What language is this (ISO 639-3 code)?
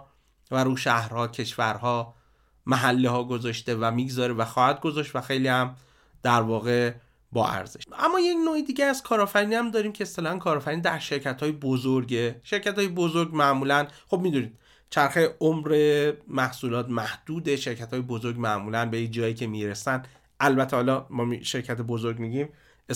fas